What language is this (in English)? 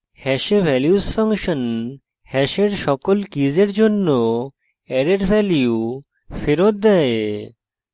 Bangla